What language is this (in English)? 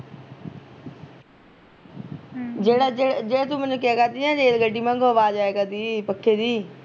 Punjabi